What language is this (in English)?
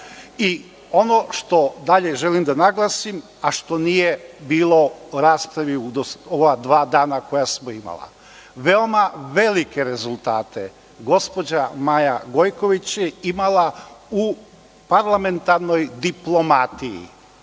Serbian